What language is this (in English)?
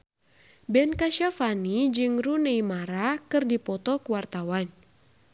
Sundanese